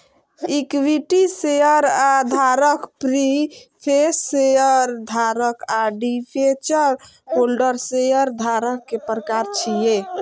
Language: Maithili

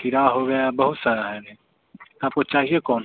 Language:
Hindi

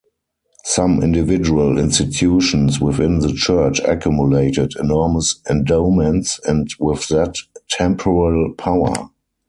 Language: English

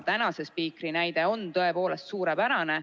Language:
Estonian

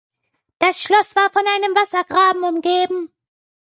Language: German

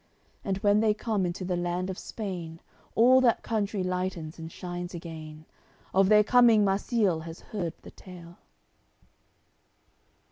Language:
English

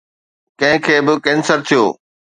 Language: Sindhi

